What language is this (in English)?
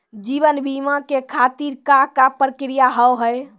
Maithili